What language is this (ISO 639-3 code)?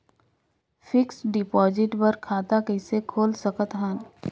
hne